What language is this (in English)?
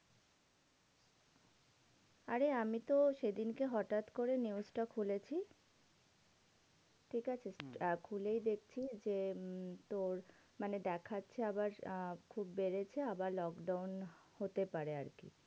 Bangla